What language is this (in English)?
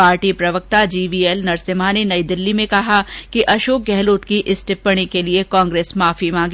Hindi